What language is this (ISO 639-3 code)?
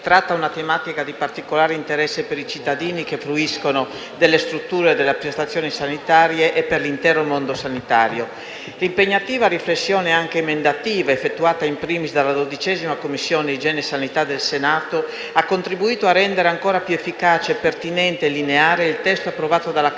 ita